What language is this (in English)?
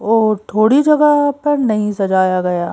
Hindi